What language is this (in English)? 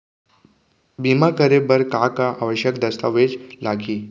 Chhattisgarhi